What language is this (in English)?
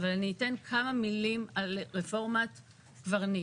Hebrew